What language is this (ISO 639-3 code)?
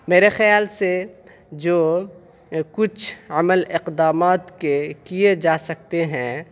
urd